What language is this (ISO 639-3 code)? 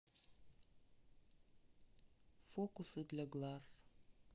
rus